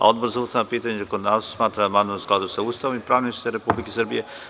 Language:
Serbian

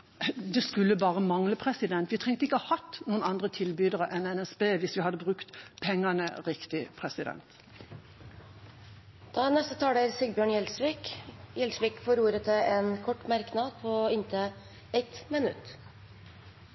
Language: Norwegian Bokmål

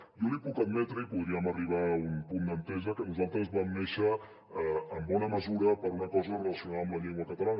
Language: Catalan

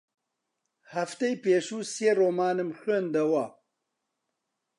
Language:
Central Kurdish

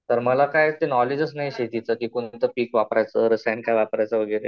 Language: Marathi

